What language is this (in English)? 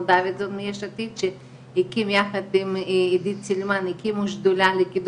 Hebrew